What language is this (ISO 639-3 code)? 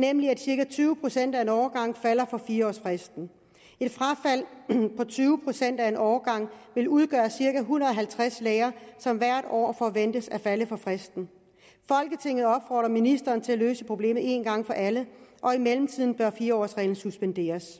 dan